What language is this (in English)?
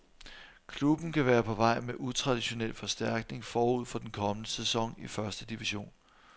Danish